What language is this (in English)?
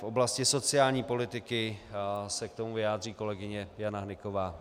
Czech